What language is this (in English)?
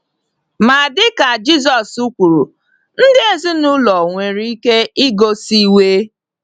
Igbo